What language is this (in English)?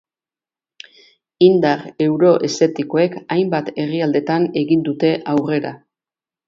Basque